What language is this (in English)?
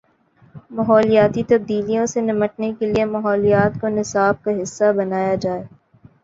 Urdu